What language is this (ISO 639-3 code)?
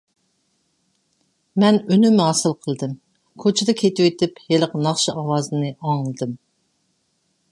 uig